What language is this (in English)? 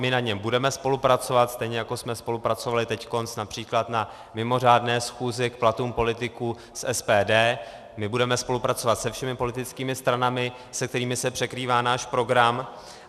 Czech